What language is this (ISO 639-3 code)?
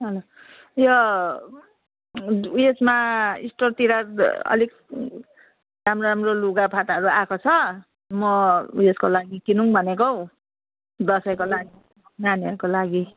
nep